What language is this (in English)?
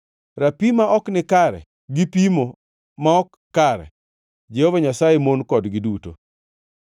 Luo (Kenya and Tanzania)